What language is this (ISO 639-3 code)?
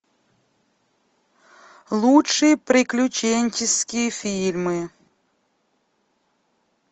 rus